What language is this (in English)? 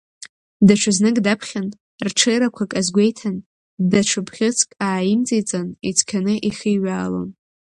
Abkhazian